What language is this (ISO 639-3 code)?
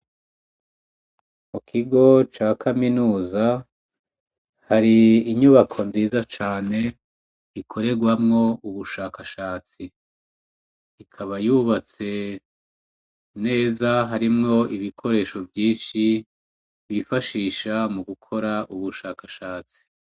run